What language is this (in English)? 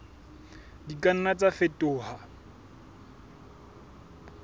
Southern Sotho